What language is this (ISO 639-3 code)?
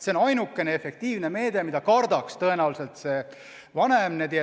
est